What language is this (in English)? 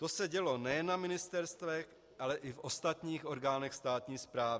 Czech